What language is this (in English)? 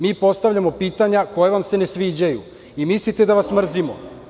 Serbian